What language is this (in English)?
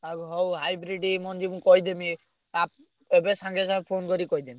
Odia